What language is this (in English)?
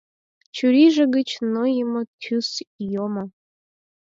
Mari